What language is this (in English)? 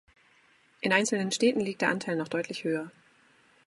German